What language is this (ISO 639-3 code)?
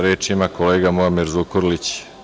srp